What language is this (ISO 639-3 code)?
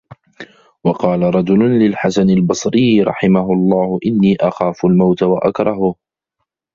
ara